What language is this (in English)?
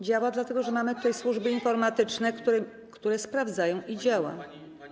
Polish